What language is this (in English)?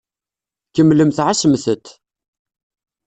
Kabyle